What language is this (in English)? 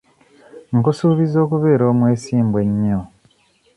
Ganda